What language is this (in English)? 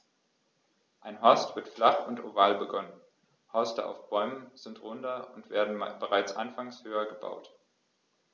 German